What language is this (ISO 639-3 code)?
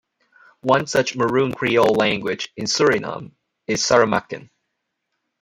eng